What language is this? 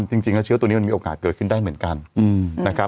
Thai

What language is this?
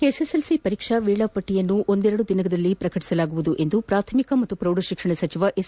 Kannada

